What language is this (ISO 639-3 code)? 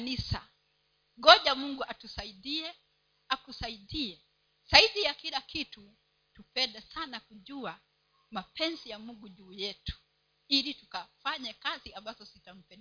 swa